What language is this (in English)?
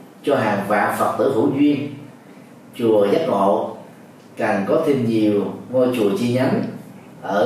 Vietnamese